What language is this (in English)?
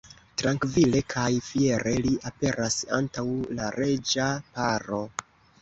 Esperanto